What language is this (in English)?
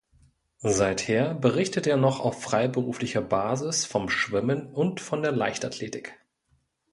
German